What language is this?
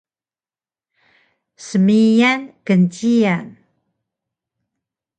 Taroko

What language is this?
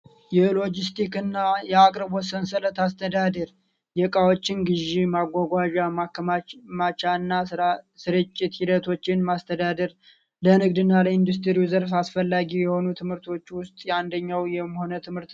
Amharic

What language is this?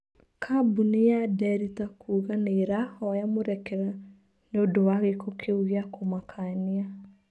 Kikuyu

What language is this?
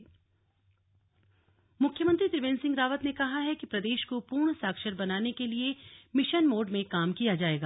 Hindi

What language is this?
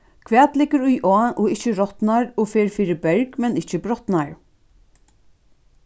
Faroese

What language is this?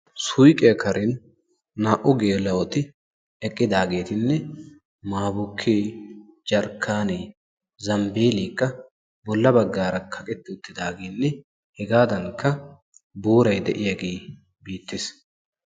Wolaytta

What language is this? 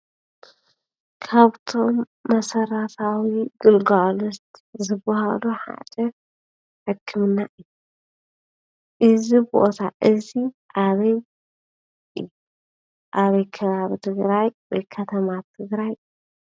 Tigrinya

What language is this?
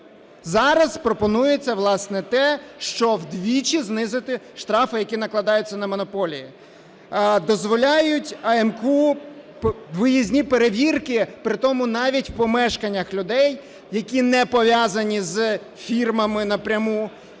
Ukrainian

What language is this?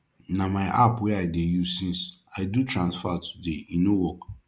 Nigerian Pidgin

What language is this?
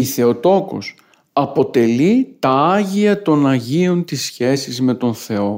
Greek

